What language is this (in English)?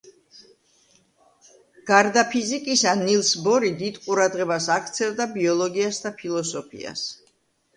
Georgian